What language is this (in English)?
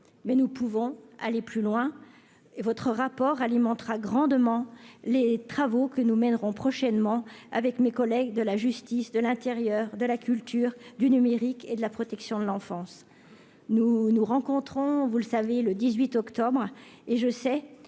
French